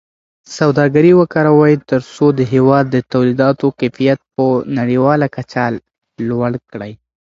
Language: Pashto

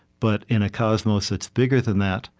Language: English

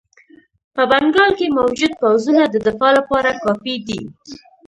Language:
Pashto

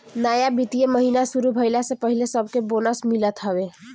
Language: Bhojpuri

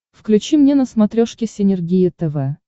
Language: Russian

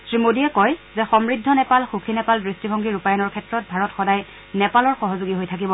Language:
Assamese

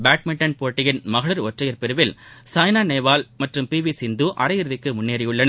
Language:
Tamil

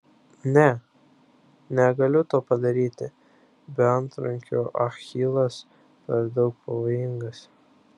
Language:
Lithuanian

